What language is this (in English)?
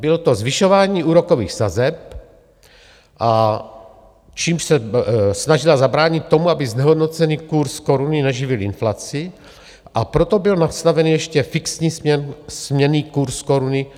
Czech